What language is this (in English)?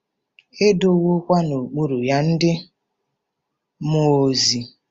Igbo